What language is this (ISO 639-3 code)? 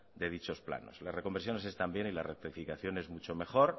spa